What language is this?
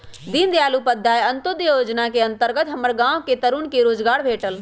Magahi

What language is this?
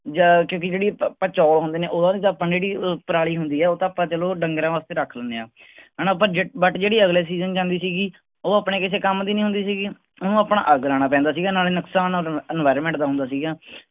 Punjabi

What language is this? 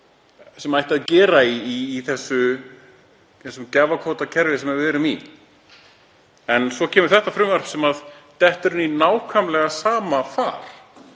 Icelandic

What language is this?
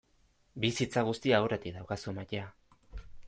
Basque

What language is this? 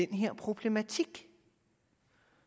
Danish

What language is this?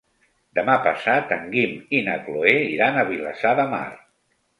Catalan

